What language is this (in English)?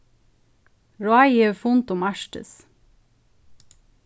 Faroese